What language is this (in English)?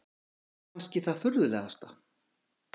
Icelandic